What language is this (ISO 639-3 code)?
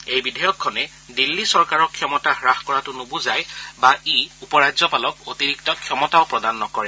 asm